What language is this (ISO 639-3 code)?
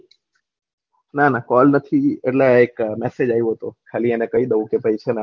guj